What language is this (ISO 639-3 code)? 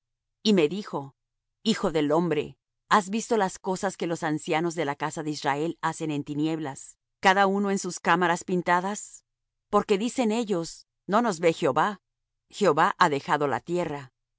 spa